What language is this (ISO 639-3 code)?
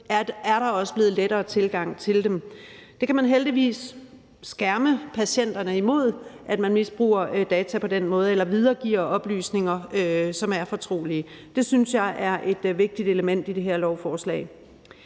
dan